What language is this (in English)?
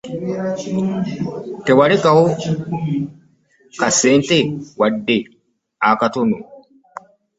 Ganda